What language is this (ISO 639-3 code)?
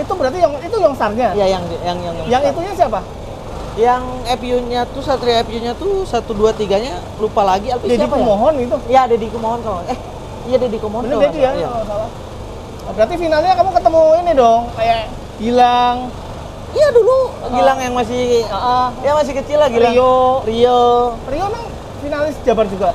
ind